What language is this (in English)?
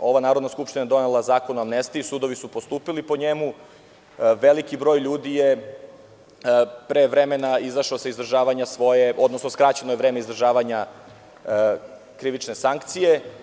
Serbian